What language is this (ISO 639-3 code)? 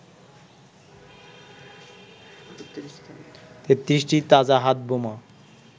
ben